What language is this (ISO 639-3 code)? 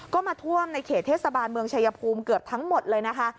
tha